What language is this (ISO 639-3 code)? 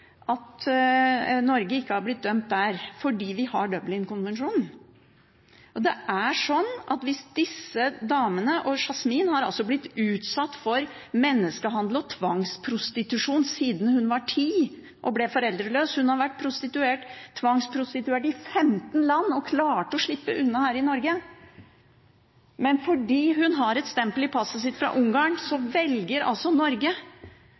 nob